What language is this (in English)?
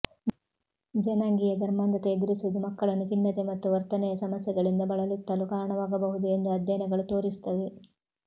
Kannada